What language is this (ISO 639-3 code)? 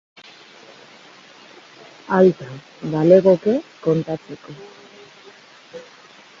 eus